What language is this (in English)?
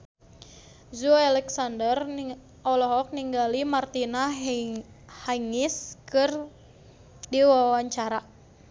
Sundanese